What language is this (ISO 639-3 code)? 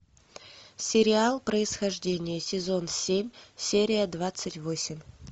rus